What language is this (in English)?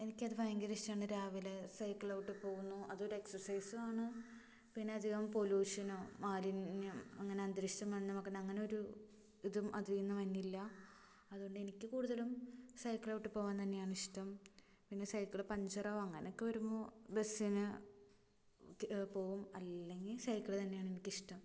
Malayalam